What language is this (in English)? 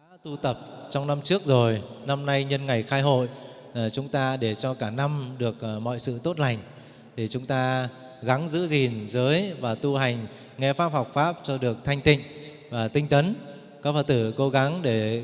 Vietnamese